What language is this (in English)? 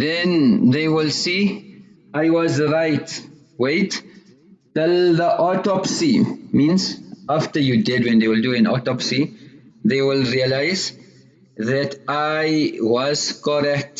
English